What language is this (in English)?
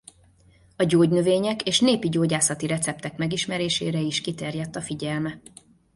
Hungarian